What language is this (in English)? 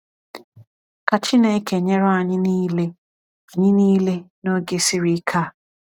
Igbo